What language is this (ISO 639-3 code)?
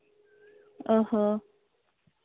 sat